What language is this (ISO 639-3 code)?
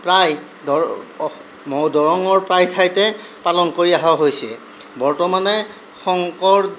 asm